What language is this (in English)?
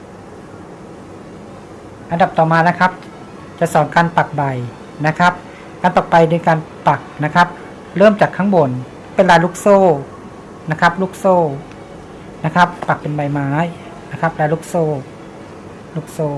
Thai